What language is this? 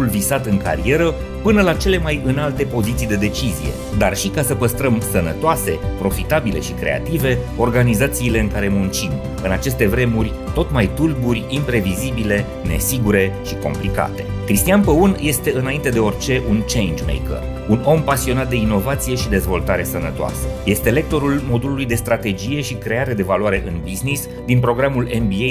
Romanian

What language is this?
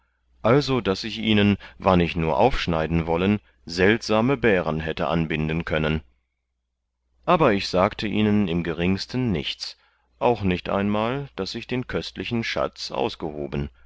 German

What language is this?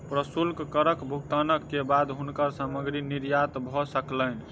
Maithili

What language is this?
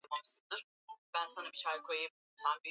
Swahili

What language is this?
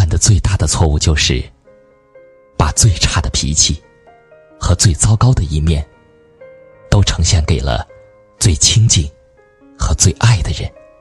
Chinese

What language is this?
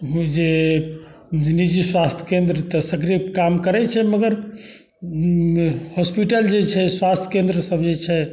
Maithili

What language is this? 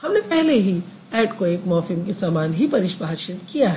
Hindi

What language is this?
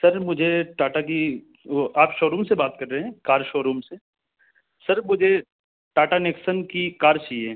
Urdu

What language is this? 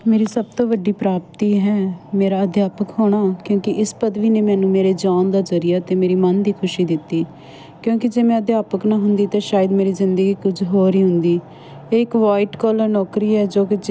Punjabi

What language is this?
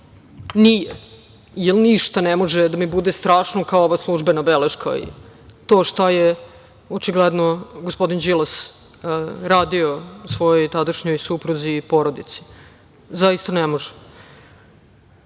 Serbian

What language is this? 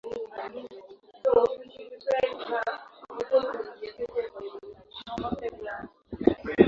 Swahili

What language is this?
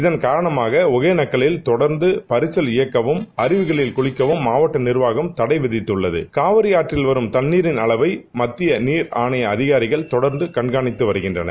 Tamil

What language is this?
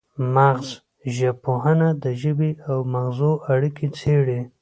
Pashto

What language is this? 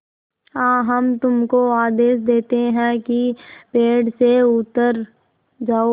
Hindi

